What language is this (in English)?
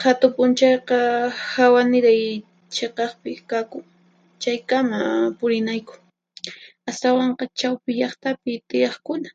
Puno Quechua